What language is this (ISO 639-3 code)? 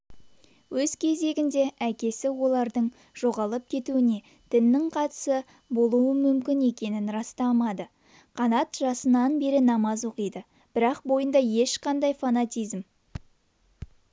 kaz